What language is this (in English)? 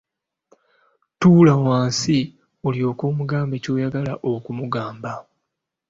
Ganda